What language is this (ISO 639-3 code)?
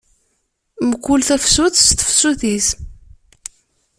kab